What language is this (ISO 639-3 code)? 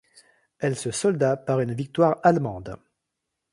fra